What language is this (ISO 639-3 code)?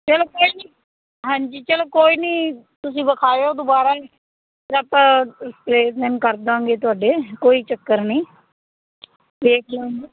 pan